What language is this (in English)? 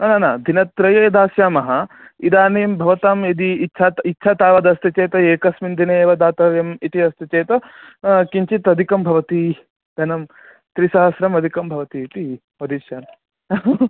Sanskrit